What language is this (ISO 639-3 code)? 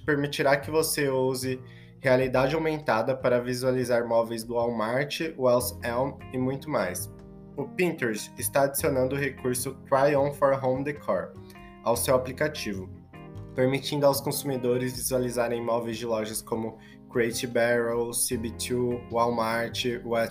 por